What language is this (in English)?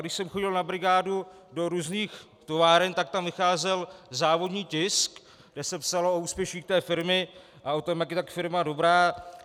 Czech